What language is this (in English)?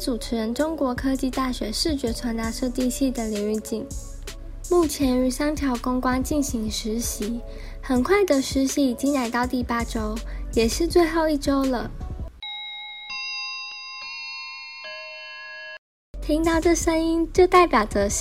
Chinese